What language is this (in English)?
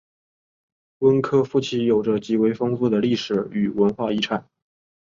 Chinese